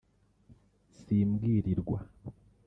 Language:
Kinyarwanda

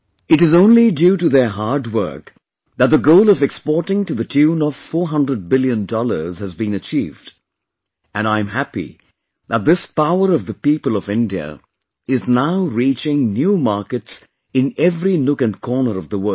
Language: English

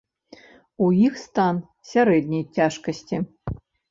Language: Belarusian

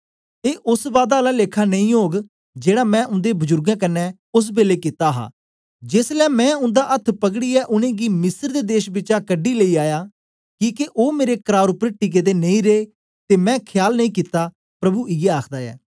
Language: Dogri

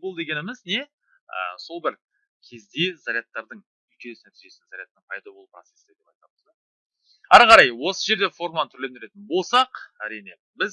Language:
Turkish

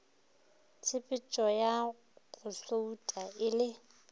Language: Northern Sotho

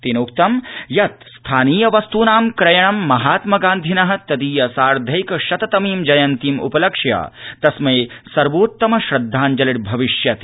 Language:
Sanskrit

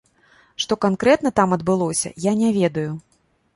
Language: Belarusian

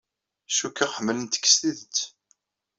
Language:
Kabyle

